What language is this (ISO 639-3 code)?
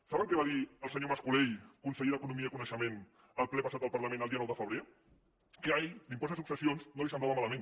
cat